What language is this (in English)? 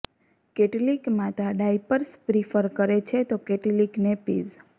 Gujarati